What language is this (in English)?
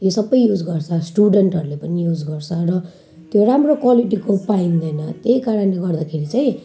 Nepali